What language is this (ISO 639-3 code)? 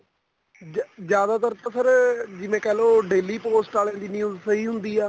pan